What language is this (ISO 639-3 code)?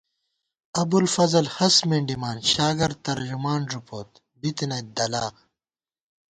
gwt